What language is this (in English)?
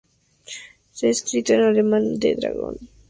Spanish